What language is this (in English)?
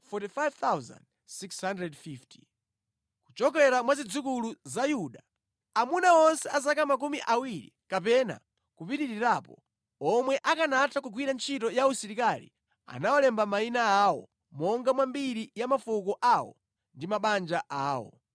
Nyanja